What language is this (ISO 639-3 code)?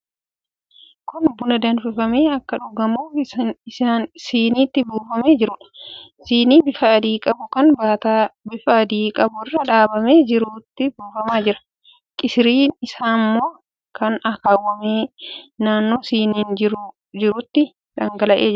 orm